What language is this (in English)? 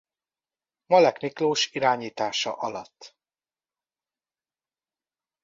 Hungarian